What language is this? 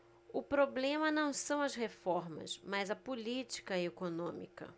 Portuguese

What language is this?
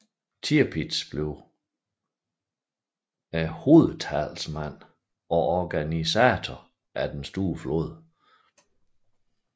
Danish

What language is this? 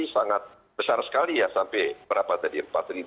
Indonesian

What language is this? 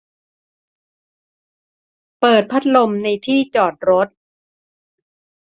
Thai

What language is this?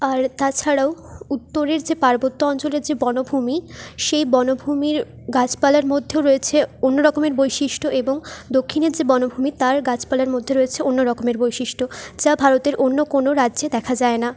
Bangla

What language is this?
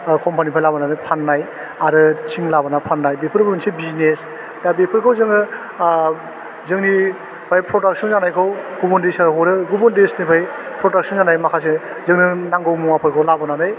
Bodo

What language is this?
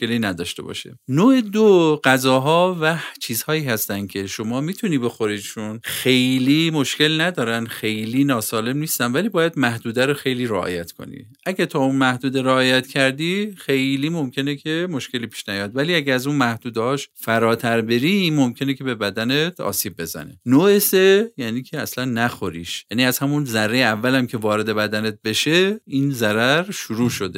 Persian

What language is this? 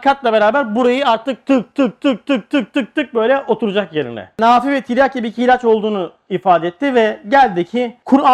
Turkish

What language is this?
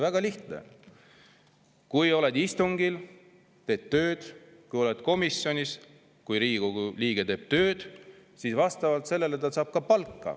Estonian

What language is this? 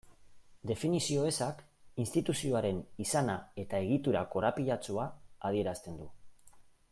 Basque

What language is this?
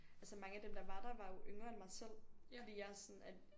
Danish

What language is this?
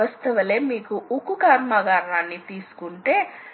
Telugu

